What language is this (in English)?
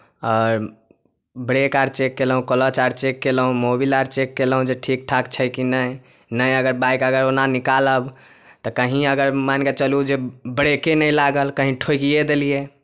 Maithili